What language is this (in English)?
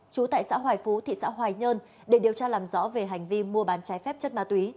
Vietnamese